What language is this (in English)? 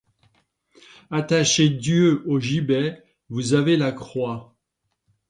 French